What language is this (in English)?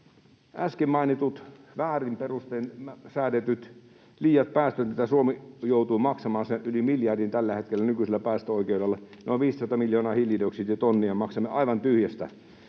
Finnish